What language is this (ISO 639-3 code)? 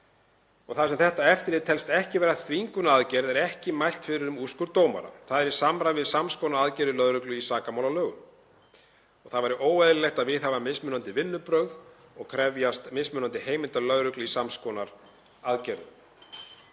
isl